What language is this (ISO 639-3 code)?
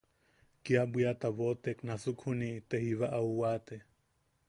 yaq